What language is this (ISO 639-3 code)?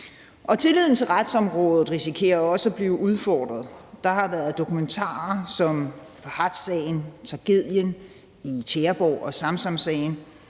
dan